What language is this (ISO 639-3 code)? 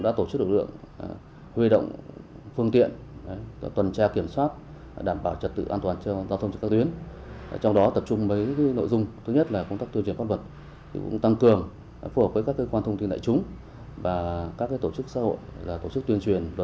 vie